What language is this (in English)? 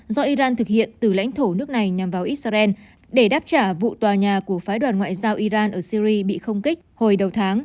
Vietnamese